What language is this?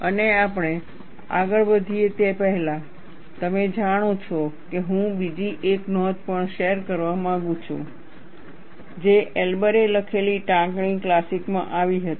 Gujarati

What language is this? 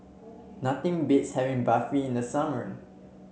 English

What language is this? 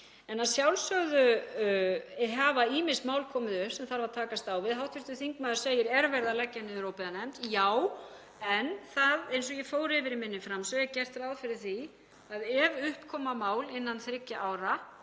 Icelandic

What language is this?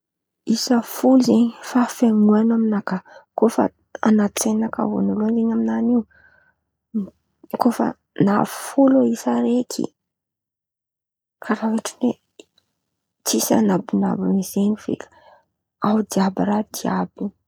Antankarana Malagasy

